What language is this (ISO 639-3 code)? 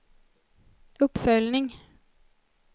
swe